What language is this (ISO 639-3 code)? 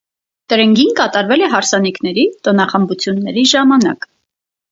hye